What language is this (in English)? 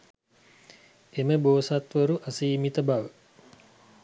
Sinhala